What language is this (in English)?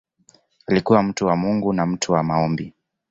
Swahili